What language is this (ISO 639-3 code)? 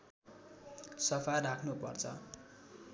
nep